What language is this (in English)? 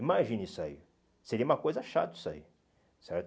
Portuguese